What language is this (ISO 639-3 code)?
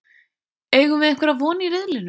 isl